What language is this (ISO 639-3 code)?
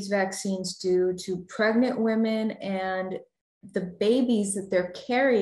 eng